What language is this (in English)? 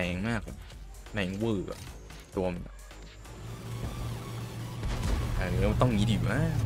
Thai